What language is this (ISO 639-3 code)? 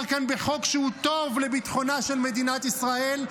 heb